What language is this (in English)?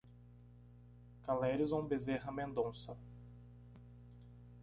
Portuguese